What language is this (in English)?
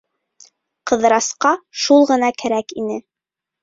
Bashkir